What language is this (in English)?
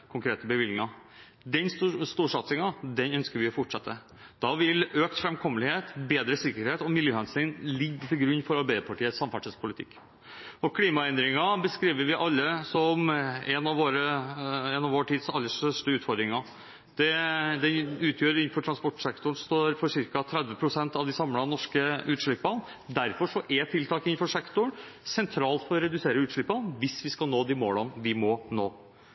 Norwegian Bokmål